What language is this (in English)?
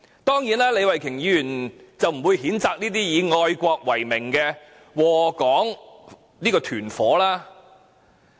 Cantonese